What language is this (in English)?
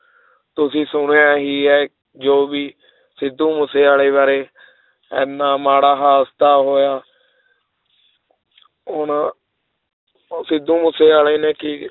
Punjabi